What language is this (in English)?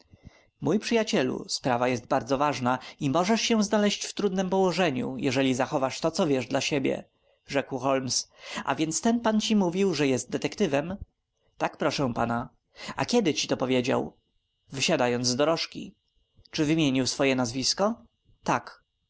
Polish